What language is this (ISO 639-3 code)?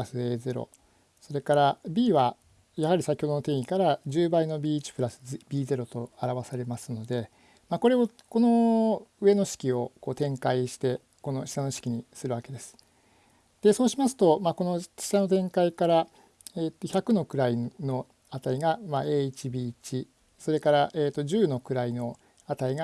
jpn